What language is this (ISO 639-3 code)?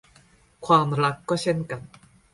tha